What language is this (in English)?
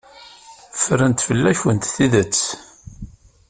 Kabyle